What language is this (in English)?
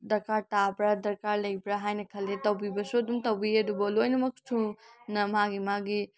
Manipuri